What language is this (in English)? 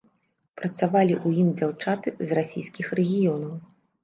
Belarusian